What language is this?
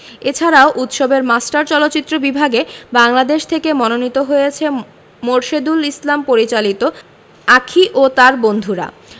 Bangla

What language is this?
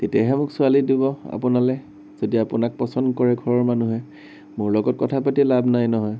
Assamese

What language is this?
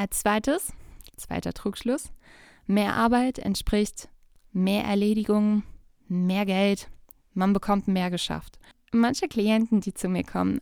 German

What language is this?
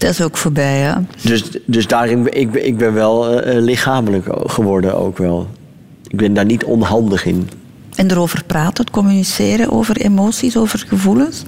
Dutch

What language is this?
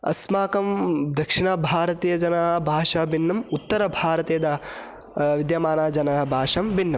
Sanskrit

